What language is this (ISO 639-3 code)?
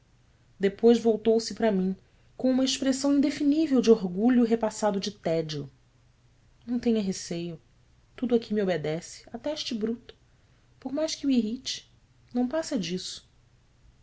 por